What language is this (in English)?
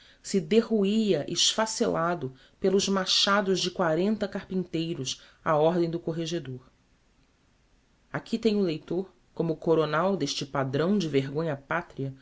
Portuguese